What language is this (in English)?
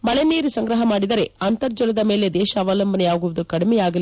Kannada